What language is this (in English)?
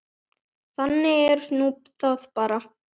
Icelandic